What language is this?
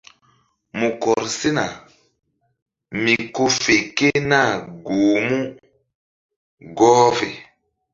Mbum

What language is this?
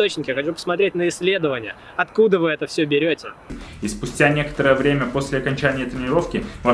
Russian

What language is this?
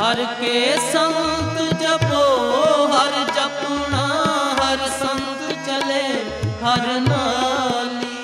Hindi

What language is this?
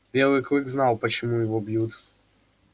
Russian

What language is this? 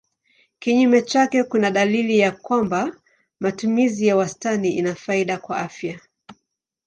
Swahili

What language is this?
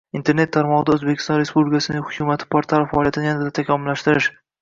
Uzbek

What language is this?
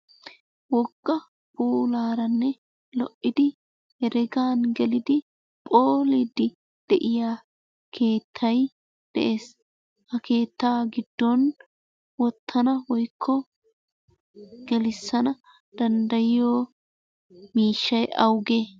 Wolaytta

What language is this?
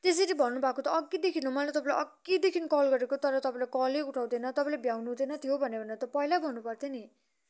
Nepali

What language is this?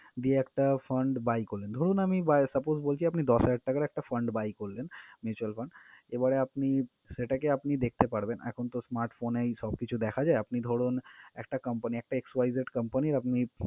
Bangla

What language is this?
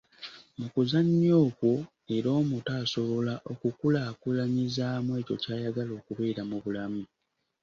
Ganda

